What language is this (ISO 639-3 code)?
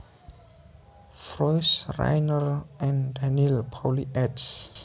jav